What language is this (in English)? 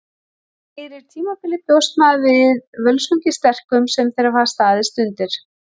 Icelandic